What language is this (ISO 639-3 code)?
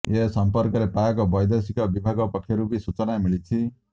ori